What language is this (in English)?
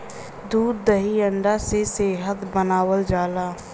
Bhojpuri